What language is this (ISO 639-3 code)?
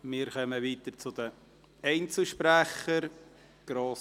gsw